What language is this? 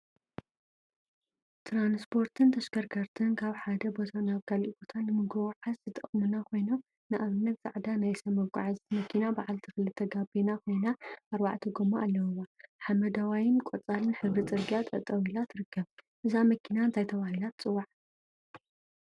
Tigrinya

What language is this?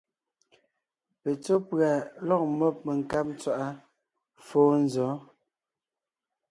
Ngiemboon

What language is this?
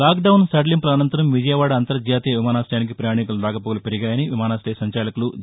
Telugu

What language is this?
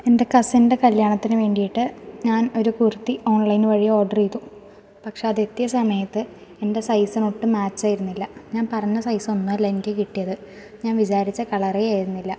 Malayalam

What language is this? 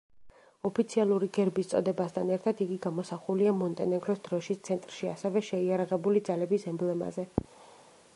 Georgian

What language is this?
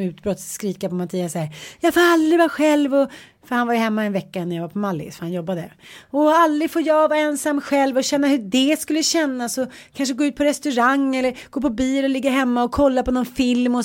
Swedish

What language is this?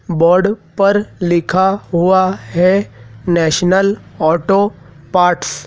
Hindi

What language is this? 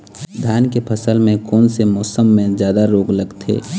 Chhattisgarhi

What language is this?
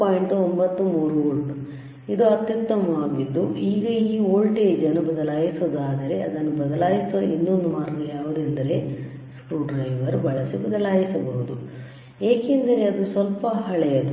Kannada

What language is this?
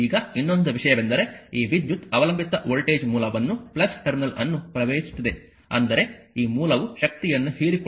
Kannada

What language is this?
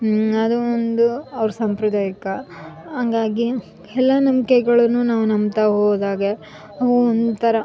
Kannada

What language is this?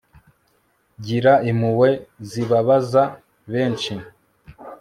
Kinyarwanda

